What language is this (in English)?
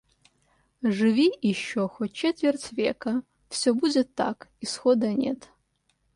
Russian